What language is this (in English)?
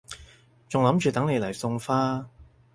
Cantonese